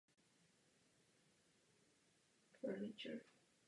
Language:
Czech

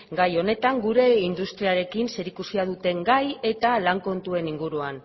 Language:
Basque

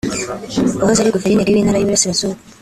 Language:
Kinyarwanda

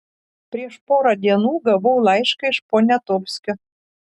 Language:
Lithuanian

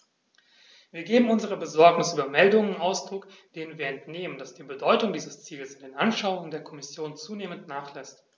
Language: German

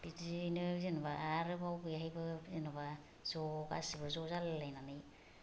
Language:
Bodo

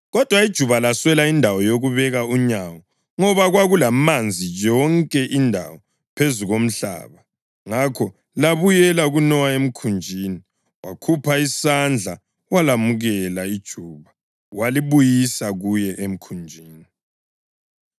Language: North Ndebele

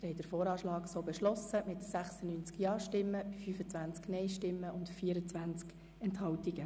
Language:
Swiss German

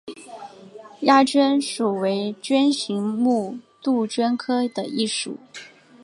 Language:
Chinese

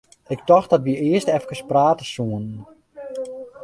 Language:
Western Frisian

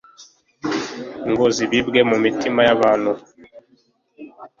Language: Kinyarwanda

